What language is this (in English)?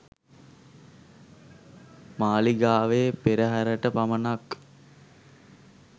Sinhala